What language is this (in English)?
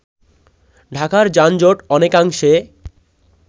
Bangla